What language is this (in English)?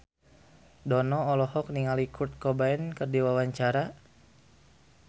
Sundanese